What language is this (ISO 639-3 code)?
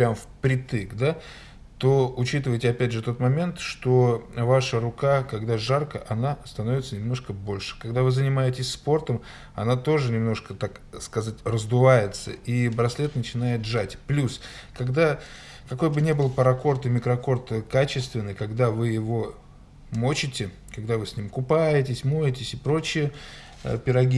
rus